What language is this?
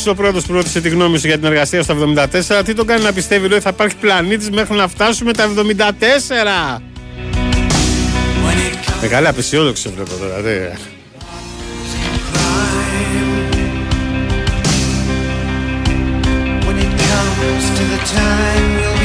Greek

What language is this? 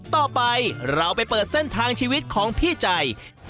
Thai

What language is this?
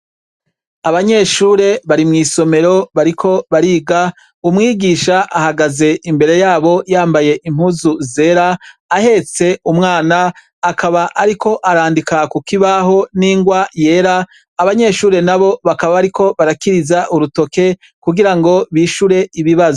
Rundi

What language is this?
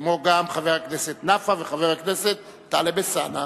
Hebrew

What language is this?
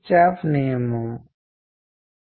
Telugu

